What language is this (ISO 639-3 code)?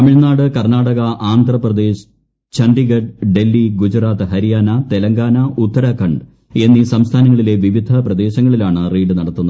mal